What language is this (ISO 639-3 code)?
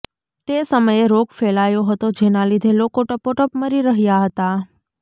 guj